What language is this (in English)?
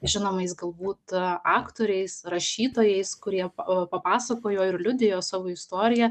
Lithuanian